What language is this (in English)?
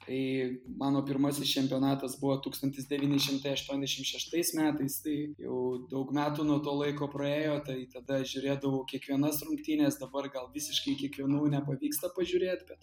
Lithuanian